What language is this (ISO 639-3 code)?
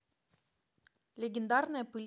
rus